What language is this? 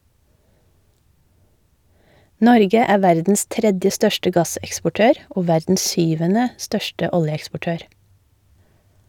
Norwegian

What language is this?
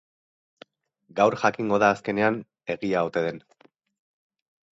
Basque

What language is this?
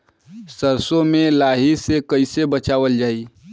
Bhojpuri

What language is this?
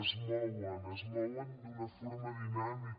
Catalan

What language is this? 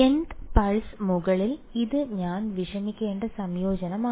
Malayalam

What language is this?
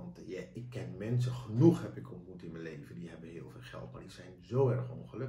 Dutch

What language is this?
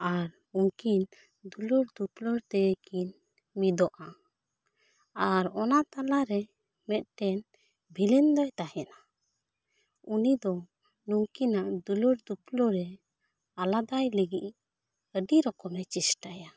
Santali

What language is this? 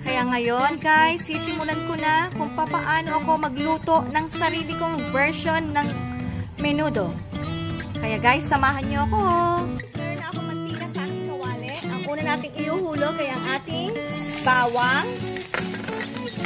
Filipino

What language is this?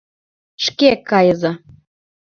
Mari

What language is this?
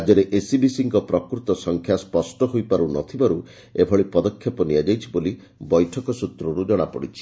Odia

